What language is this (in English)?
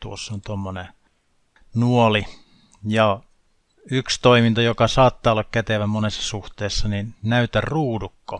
Finnish